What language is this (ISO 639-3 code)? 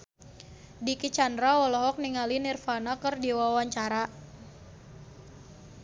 sun